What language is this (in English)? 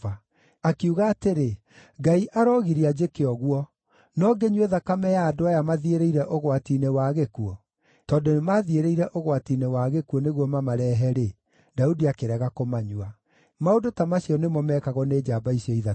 Kikuyu